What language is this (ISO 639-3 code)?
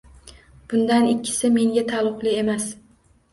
uzb